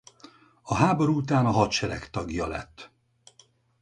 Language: Hungarian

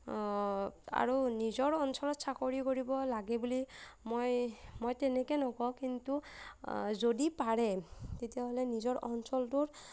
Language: Assamese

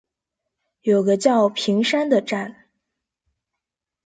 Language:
Chinese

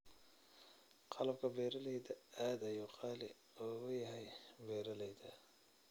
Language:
Somali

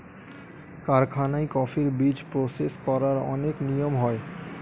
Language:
Bangla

